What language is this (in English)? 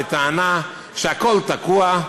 Hebrew